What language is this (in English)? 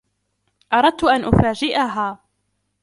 Arabic